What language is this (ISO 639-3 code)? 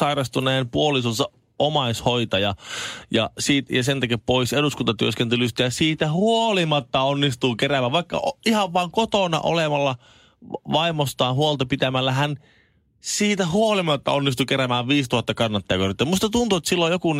fin